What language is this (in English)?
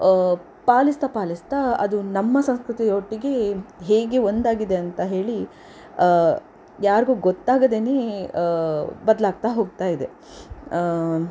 Kannada